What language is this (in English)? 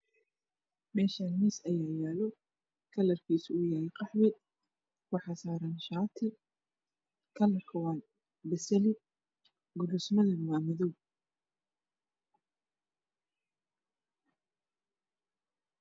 Somali